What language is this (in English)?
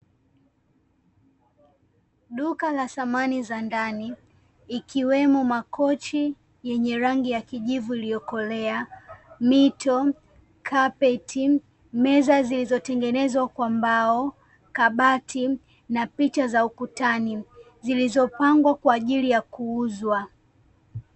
Swahili